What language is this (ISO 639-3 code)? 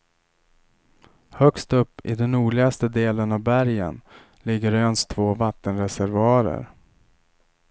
swe